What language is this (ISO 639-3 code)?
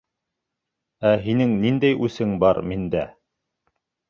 bak